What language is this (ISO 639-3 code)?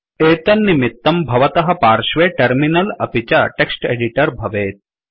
san